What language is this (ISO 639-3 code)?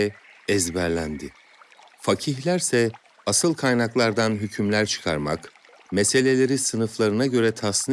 tur